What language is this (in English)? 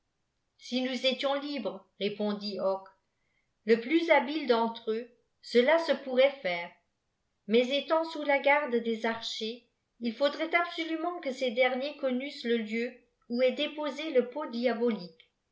French